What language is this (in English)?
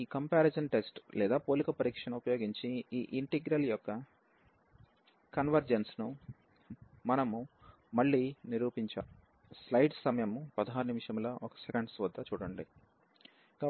Telugu